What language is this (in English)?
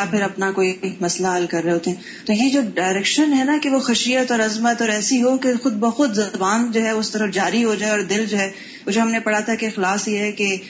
Urdu